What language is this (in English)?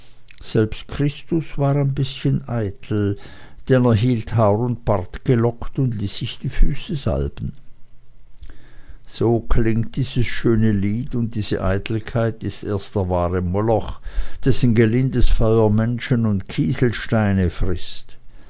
German